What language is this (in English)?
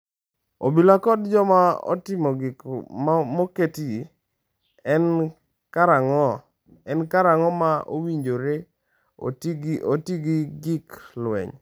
Luo (Kenya and Tanzania)